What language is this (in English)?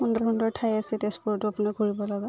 Assamese